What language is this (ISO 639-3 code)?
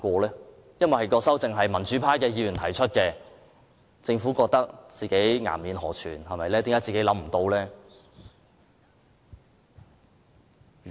yue